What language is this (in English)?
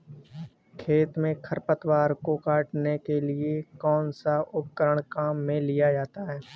Hindi